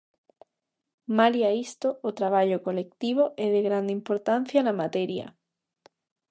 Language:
Galician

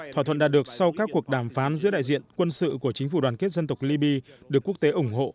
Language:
Vietnamese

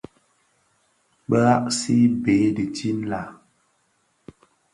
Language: Bafia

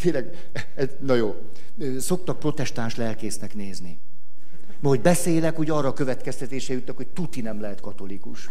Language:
Hungarian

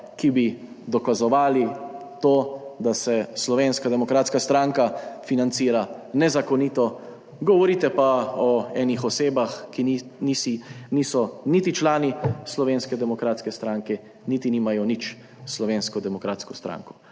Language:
Slovenian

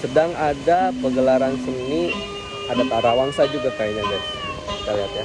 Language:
Indonesian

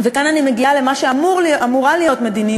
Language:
Hebrew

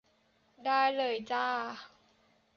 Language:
Thai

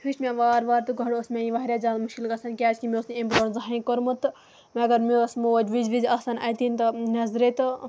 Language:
Kashmiri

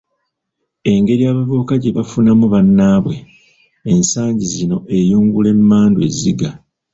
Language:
Ganda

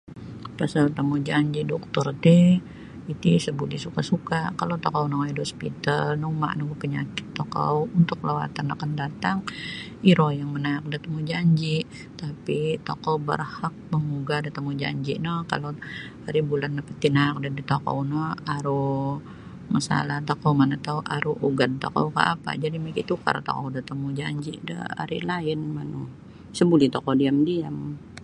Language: Sabah Bisaya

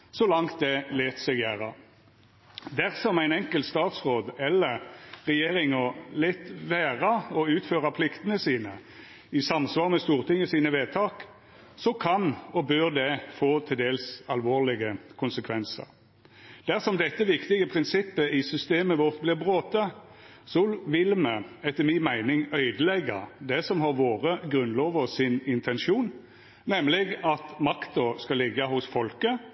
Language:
Norwegian Nynorsk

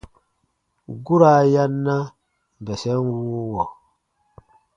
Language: Baatonum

